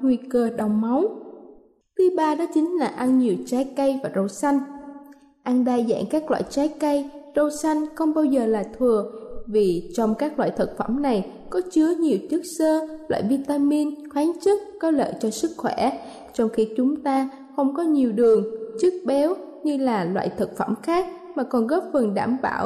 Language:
Vietnamese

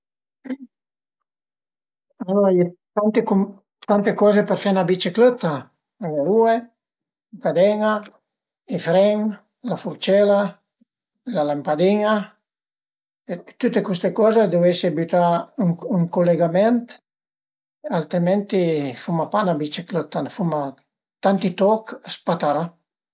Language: Piedmontese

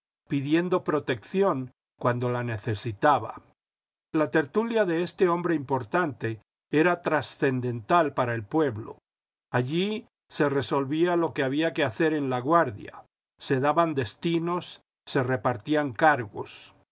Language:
Spanish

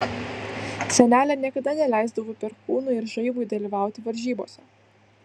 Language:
Lithuanian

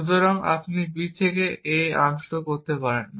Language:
Bangla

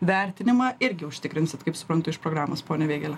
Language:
Lithuanian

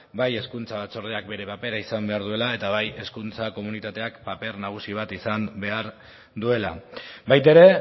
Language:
Basque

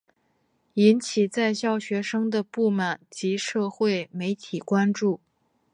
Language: Chinese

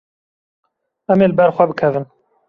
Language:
Kurdish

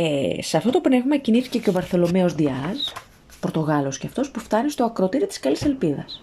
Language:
Greek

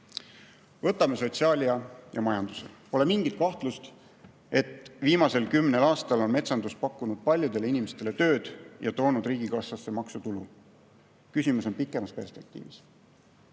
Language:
Estonian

